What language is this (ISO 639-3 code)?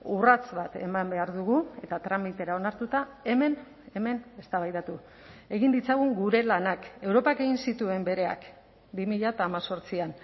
eus